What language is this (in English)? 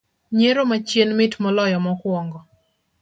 Luo (Kenya and Tanzania)